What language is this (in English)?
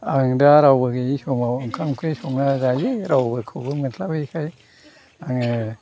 Bodo